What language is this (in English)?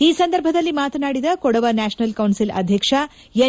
Kannada